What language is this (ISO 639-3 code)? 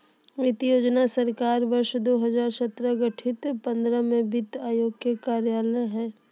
mag